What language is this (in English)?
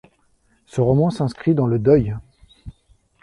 French